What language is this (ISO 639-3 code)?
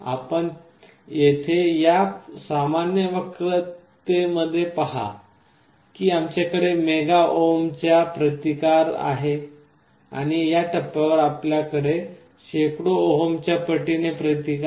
mar